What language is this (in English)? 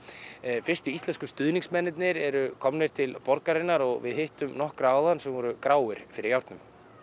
Icelandic